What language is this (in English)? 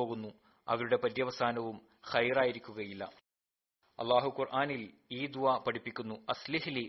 Malayalam